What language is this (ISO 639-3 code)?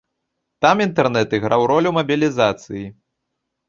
bel